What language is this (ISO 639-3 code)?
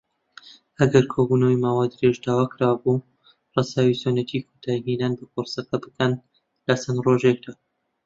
ckb